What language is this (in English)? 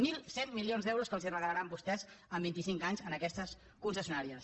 Catalan